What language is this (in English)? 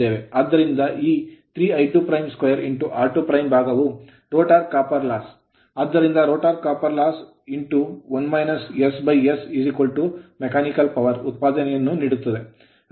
Kannada